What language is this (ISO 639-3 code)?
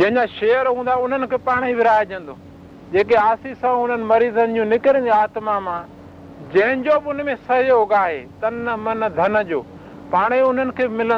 hin